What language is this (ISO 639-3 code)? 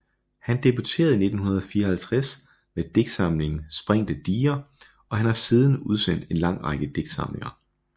dan